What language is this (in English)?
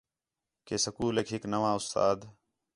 Khetrani